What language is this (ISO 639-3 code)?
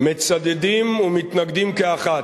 heb